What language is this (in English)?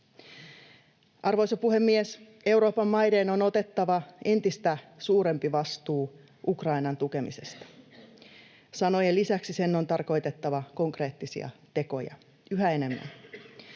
Finnish